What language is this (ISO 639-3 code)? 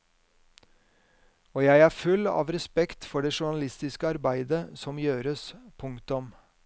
nor